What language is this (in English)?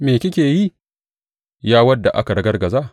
Hausa